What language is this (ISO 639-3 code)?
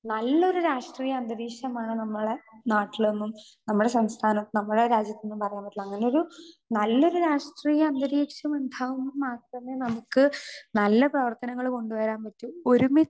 mal